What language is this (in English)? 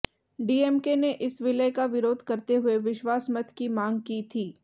Hindi